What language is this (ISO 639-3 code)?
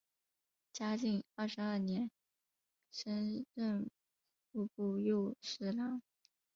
zho